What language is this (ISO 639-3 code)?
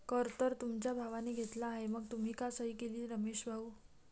mar